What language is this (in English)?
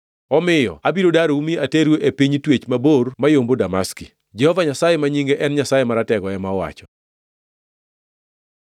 Luo (Kenya and Tanzania)